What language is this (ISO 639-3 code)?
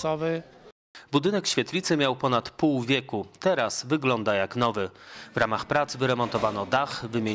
pol